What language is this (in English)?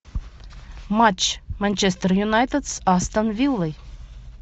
Russian